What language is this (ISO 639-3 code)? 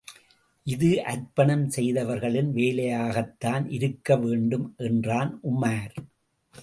tam